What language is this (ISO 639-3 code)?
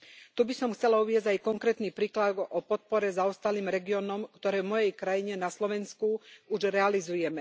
slk